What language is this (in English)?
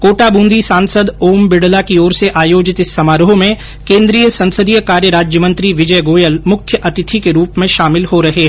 Hindi